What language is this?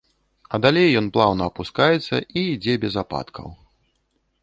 Belarusian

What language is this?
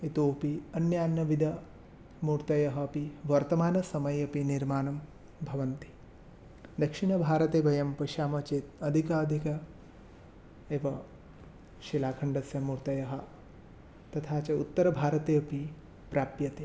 Sanskrit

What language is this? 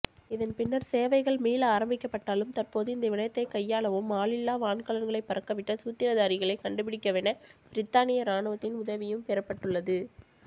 Tamil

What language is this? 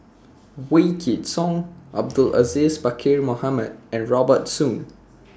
English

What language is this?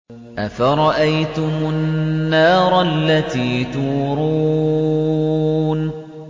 Arabic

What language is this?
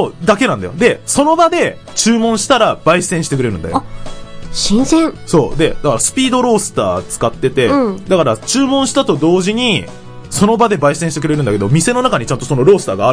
Japanese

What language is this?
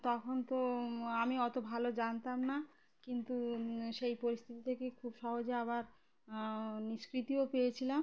Bangla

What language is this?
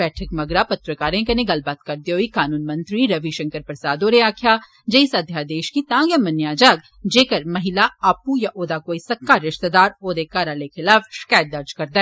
Dogri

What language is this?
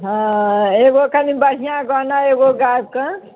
Maithili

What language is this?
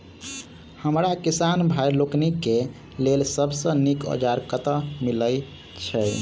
Maithili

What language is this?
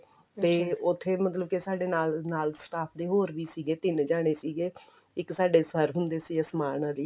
Punjabi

